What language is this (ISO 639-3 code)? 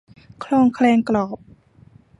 tha